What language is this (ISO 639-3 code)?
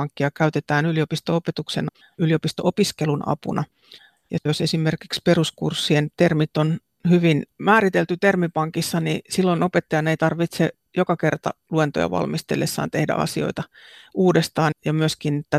fin